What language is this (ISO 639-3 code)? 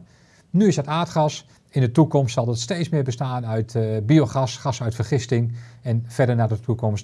nld